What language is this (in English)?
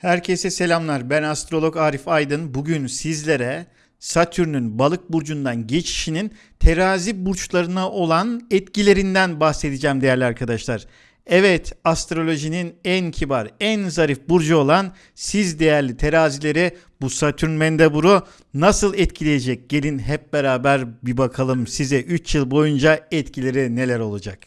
Turkish